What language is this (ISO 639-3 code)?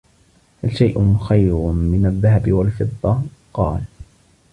ara